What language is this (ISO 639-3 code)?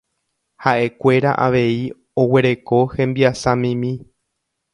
grn